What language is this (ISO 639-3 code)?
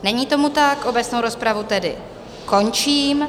ces